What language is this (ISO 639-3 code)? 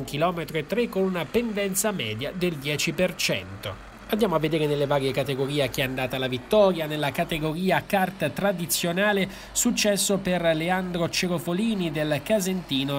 ita